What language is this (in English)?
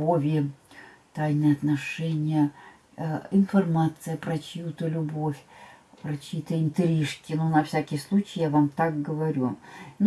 Russian